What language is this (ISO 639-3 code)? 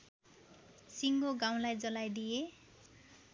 nep